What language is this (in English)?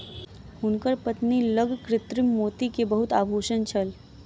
Maithili